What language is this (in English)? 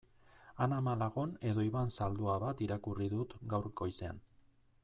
Basque